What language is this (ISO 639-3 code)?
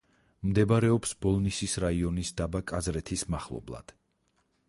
kat